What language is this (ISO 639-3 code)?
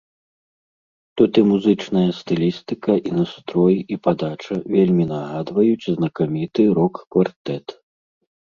bel